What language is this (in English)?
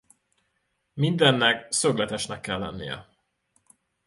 Hungarian